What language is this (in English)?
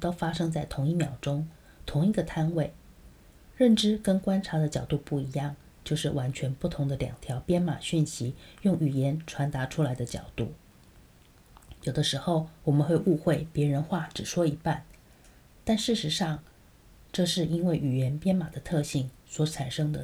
Chinese